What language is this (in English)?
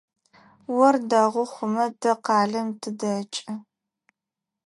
Adyghe